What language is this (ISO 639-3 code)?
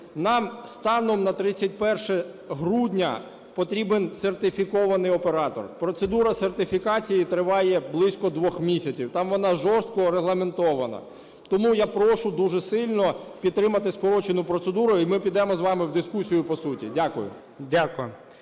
ukr